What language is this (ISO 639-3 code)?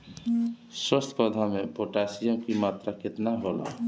bho